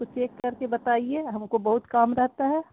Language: Urdu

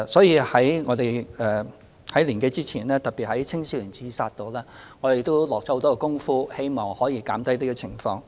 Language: Cantonese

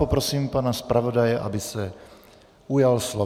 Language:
Czech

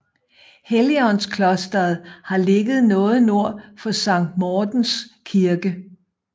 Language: Danish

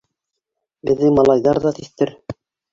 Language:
Bashkir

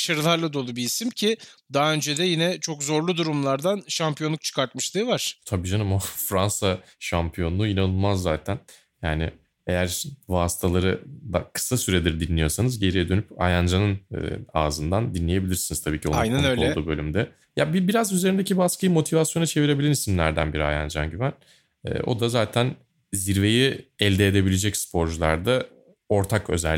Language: Turkish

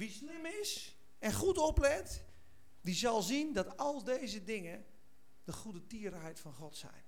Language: Dutch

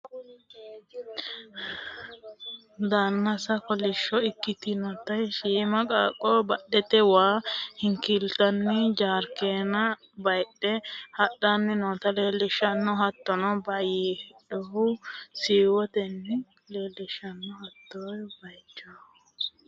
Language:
Sidamo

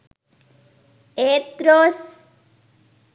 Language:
Sinhala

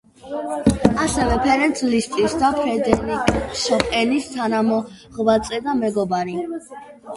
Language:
Georgian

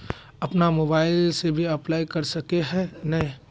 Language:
Magahi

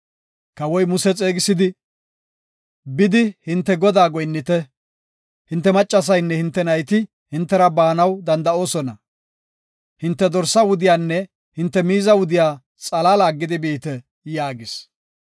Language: Gofa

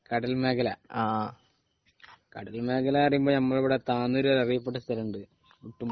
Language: Malayalam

